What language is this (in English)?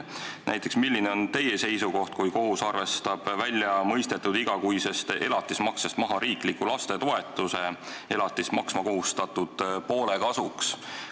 Estonian